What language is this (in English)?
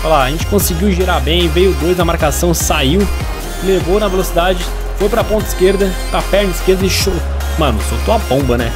Portuguese